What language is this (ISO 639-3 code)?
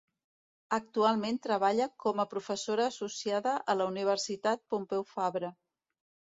cat